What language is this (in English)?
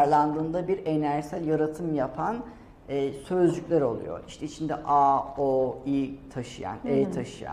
Turkish